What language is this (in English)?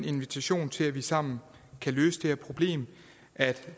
Danish